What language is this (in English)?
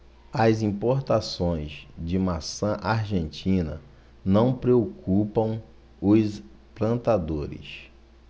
Portuguese